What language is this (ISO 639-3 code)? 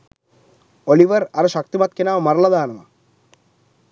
sin